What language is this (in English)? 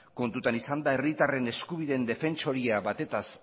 Basque